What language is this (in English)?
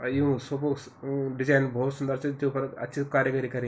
Garhwali